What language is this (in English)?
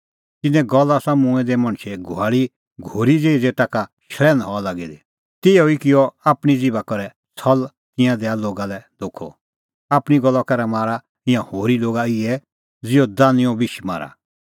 Kullu Pahari